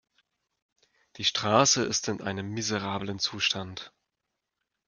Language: German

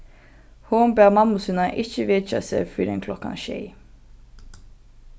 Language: Faroese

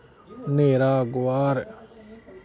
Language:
Dogri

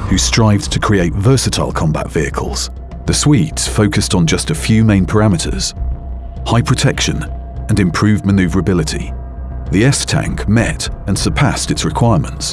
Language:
English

